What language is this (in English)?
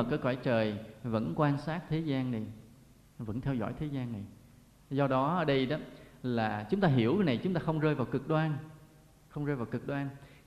Vietnamese